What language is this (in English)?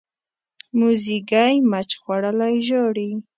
Pashto